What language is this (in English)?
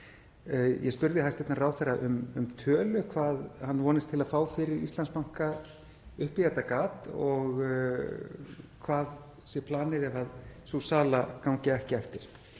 Icelandic